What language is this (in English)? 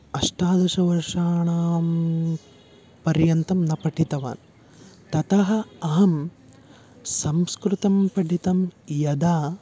Sanskrit